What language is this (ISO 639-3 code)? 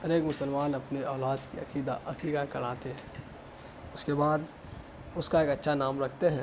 urd